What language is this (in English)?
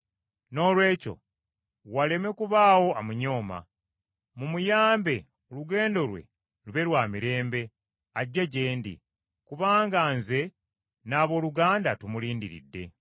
Ganda